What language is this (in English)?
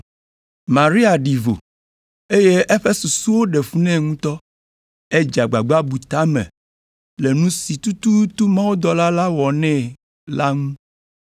Ewe